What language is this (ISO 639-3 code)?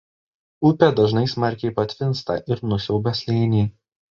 lit